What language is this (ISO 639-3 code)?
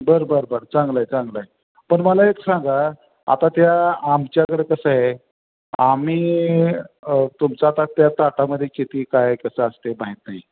mar